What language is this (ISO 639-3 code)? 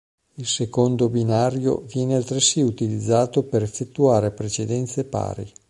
ita